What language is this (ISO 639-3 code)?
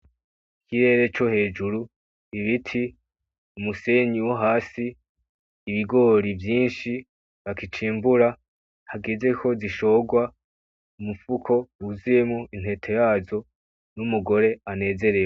run